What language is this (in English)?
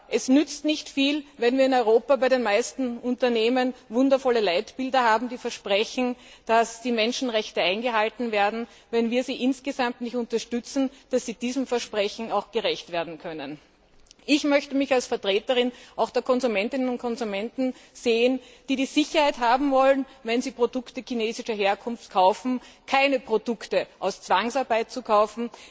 German